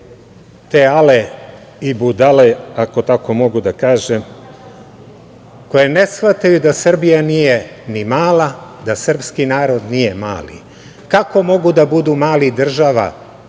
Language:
Serbian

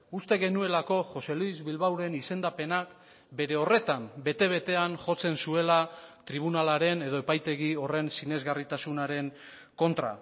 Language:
Basque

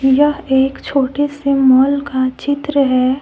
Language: Hindi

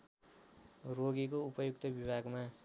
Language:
Nepali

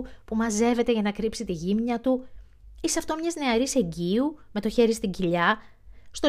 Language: Greek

